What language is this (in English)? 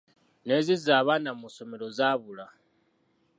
Ganda